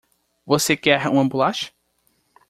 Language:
Portuguese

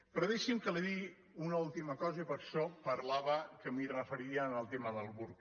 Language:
Catalan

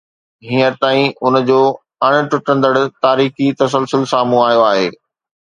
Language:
Sindhi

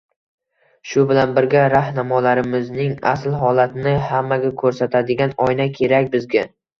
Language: Uzbek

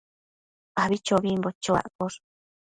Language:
Matsés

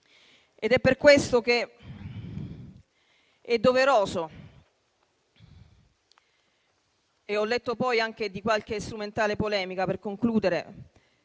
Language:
Italian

